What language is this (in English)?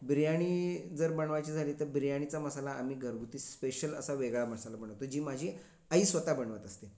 Marathi